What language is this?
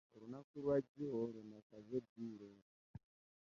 Ganda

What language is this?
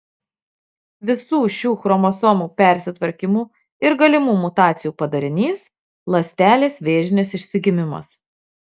Lithuanian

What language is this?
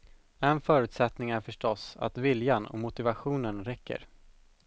Swedish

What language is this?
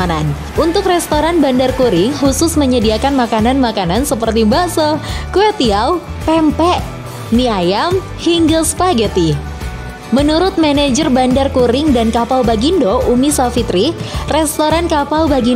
Indonesian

